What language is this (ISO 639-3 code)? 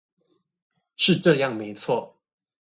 zho